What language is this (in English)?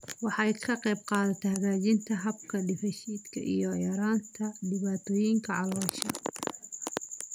Somali